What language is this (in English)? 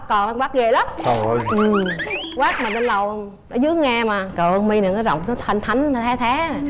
Vietnamese